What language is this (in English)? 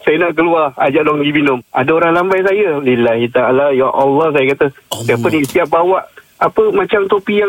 Malay